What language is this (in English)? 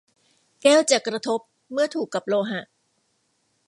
Thai